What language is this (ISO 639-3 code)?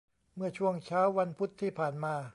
tha